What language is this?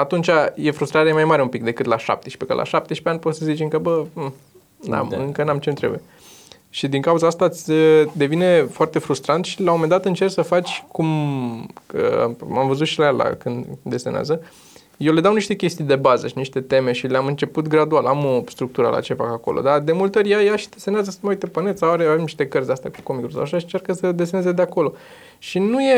Romanian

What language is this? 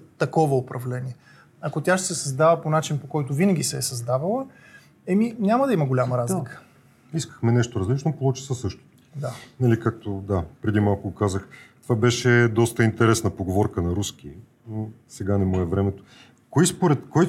Bulgarian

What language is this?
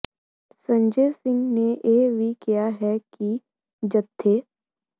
Punjabi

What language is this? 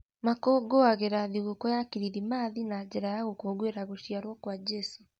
Kikuyu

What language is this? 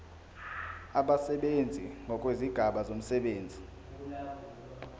Zulu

